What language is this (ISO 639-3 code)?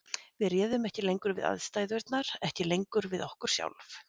isl